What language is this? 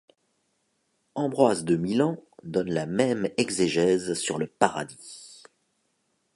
French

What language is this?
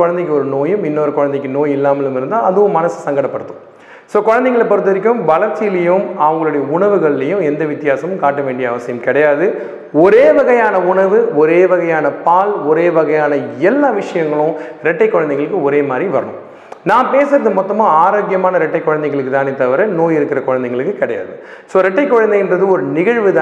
Tamil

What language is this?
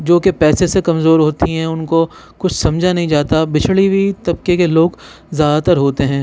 Urdu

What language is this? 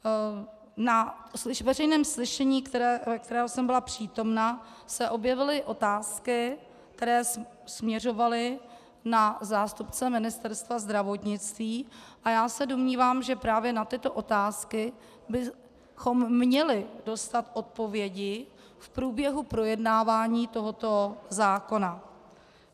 Czech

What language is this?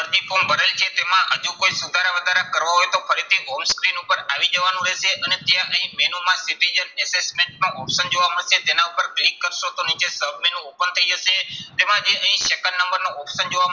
Gujarati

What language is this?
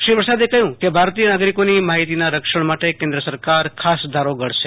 Gujarati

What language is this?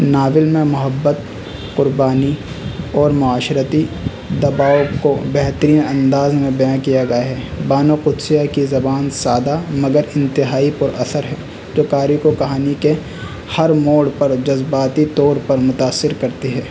Urdu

